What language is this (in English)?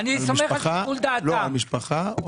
Hebrew